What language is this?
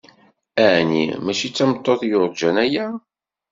Kabyle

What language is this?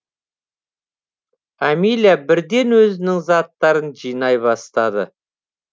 Kazakh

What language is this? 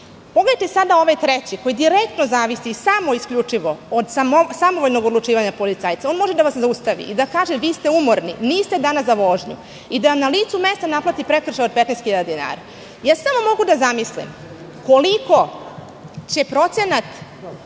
Serbian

